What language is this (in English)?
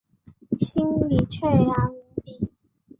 Chinese